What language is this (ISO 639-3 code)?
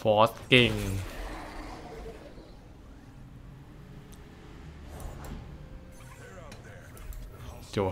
tha